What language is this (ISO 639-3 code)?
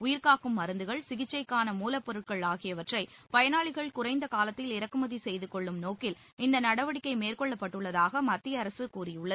tam